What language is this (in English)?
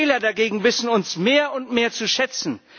German